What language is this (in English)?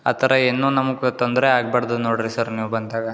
Kannada